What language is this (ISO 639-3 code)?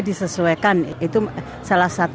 ind